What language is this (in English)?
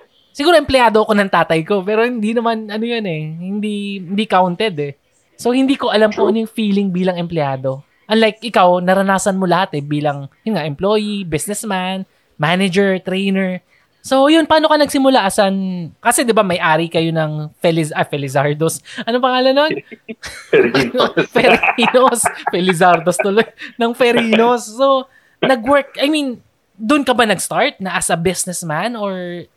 Filipino